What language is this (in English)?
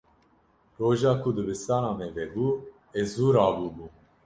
Kurdish